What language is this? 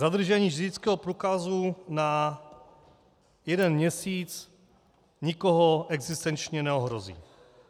Czech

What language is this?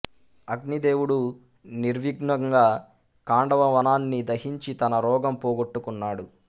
Telugu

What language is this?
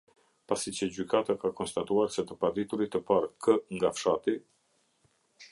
Albanian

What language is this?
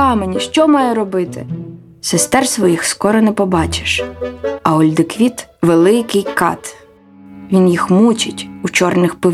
Ukrainian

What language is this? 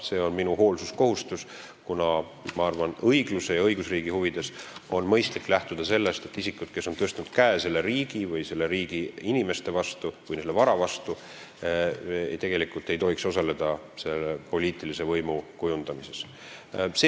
Estonian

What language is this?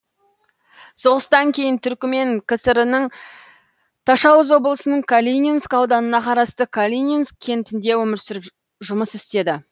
Kazakh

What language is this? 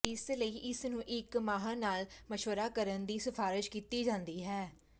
Punjabi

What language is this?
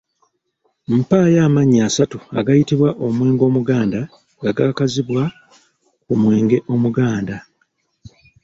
Ganda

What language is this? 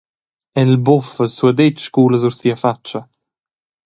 Romansh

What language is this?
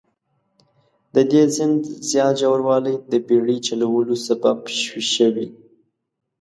Pashto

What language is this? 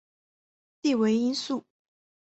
Chinese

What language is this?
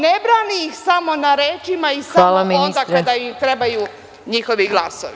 Serbian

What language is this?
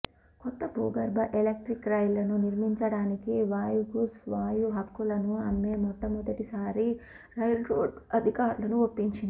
Telugu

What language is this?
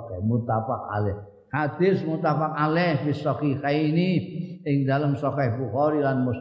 Indonesian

